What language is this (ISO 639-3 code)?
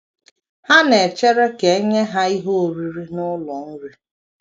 ibo